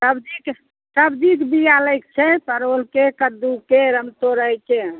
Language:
Maithili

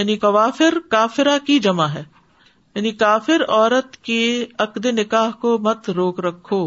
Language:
Urdu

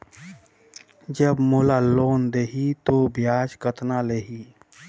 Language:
Chhattisgarhi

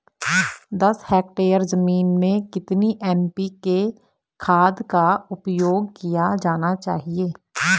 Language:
Hindi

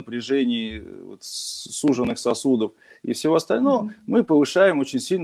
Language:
Russian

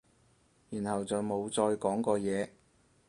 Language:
Cantonese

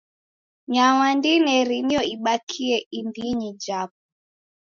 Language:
Taita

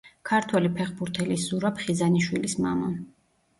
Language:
Georgian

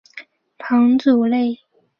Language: Chinese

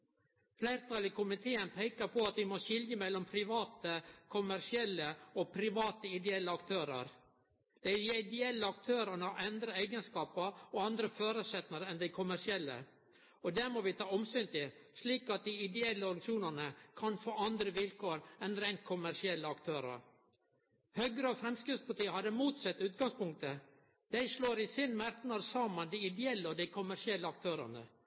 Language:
Norwegian Nynorsk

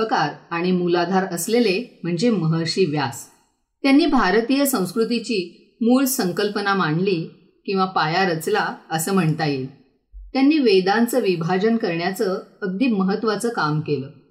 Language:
Marathi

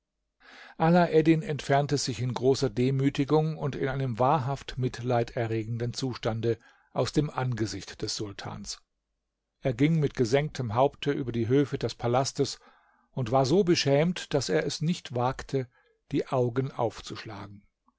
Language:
German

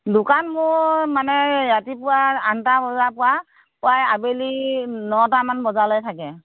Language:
Assamese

